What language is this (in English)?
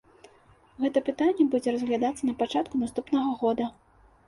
Belarusian